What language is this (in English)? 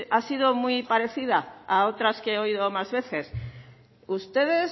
Spanish